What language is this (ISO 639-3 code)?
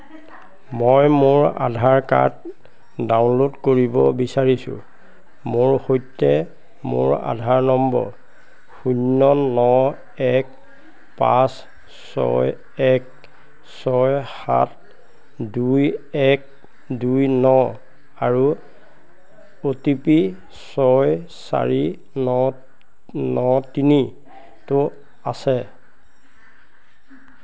asm